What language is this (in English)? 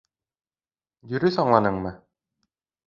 Bashkir